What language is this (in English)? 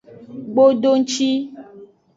Aja (Benin)